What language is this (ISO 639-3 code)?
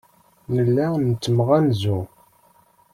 kab